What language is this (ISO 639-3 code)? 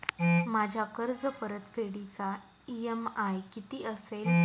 mar